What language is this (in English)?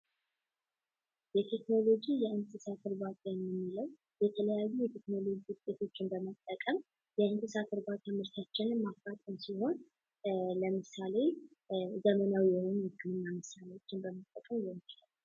Amharic